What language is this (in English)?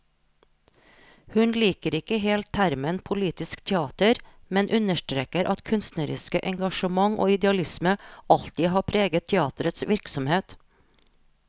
Norwegian